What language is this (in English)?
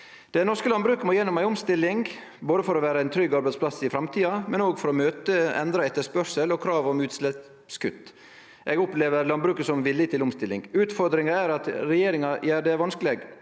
Norwegian